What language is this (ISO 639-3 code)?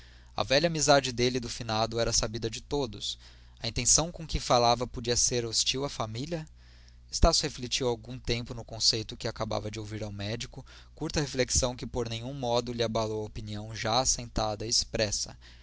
por